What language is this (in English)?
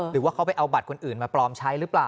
Thai